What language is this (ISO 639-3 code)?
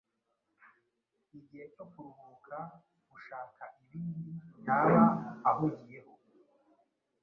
kin